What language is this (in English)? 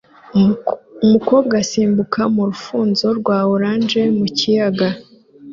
Kinyarwanda